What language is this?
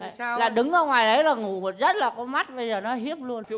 Vietnamese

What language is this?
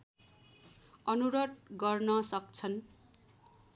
Nepali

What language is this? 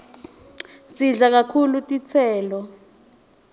Swati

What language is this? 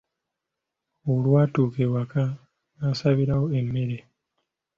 Ganda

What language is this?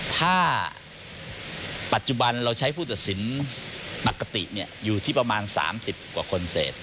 Thai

